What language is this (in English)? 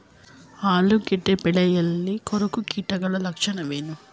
Kannada